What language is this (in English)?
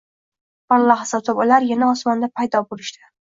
Uzbek